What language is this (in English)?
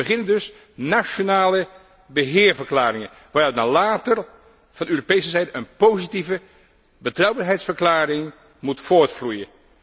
Dutch